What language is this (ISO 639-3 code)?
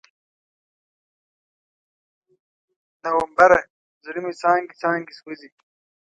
pus